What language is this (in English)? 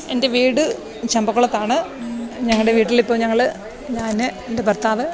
Malayalam